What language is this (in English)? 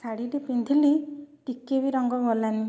Odia